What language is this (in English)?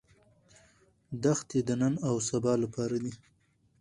Pashto